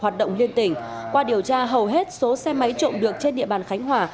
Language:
Vietnamese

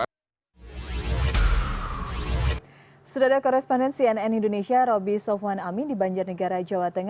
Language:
Indonesian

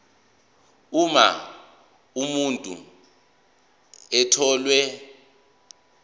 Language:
Zulu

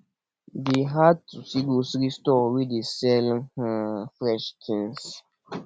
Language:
Nigerian Pidgin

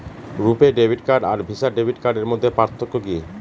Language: Bangla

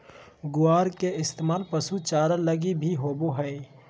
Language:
Magahi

